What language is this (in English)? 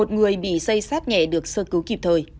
Vietnamese